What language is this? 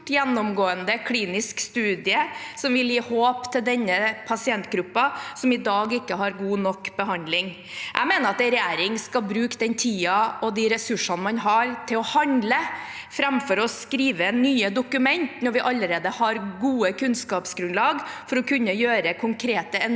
Norwegian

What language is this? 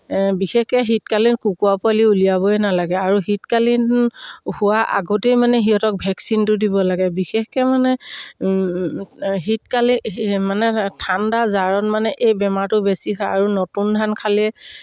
Assamese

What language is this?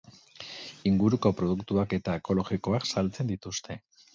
Basque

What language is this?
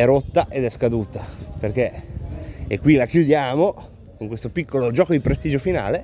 Italian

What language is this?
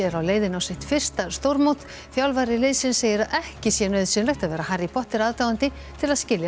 Icelandic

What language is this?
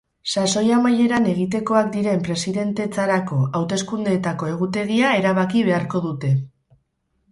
Basque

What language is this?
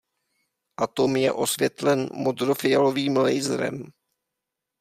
Czech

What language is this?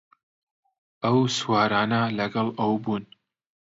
Central Kurdish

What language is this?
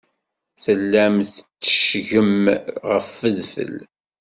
Kabyle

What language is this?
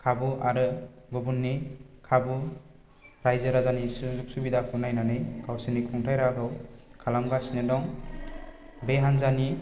Bodo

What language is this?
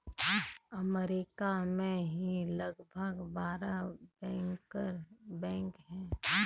Hindi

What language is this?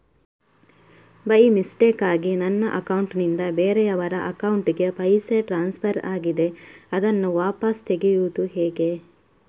Kannada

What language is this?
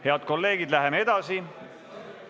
Estonian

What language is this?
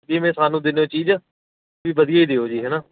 Punjabi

